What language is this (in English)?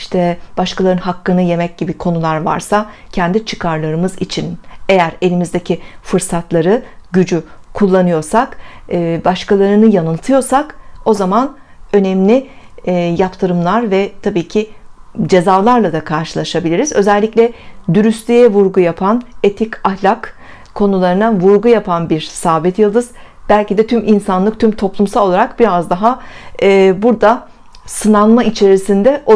Turkish